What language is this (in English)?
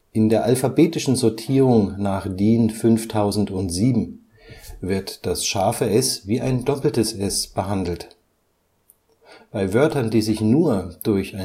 German